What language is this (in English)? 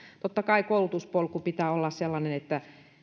Finnish